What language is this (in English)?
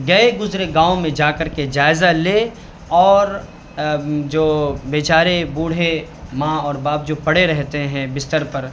Urdu